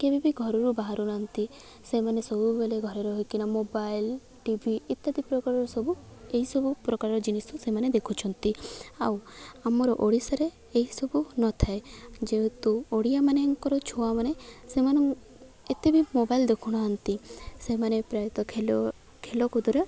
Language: Odia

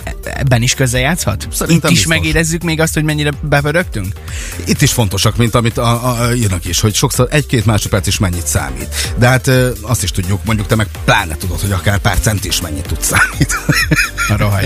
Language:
Hungarian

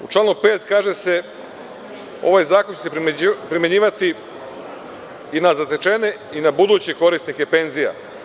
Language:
Serbian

